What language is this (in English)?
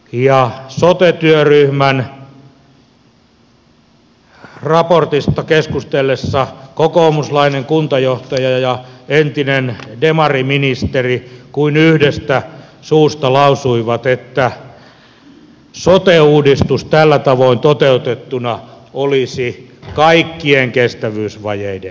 Finnish